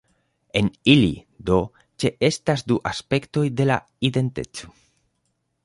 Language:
Esperanto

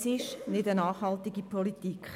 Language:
Swiss German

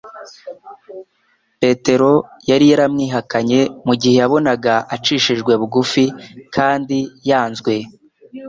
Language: Kinyarwanda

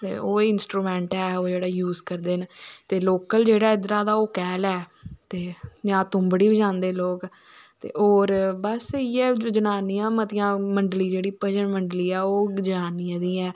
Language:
Dogri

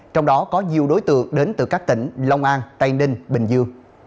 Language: Vietnamese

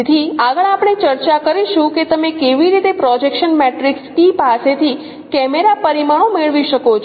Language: Gujarati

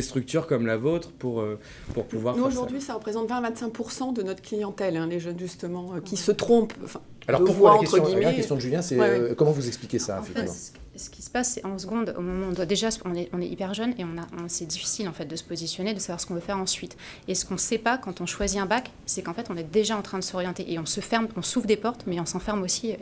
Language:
French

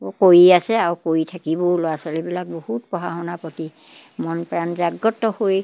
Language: Assamese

